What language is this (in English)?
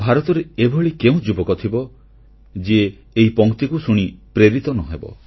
Odia